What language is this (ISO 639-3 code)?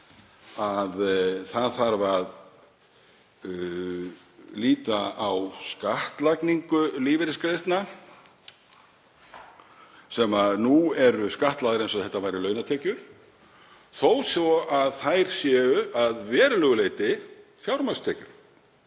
isl